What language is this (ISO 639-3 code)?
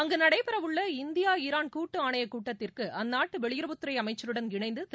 tam